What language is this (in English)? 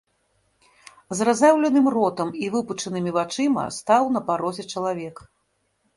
Belarusian